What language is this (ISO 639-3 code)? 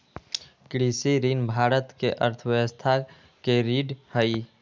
mag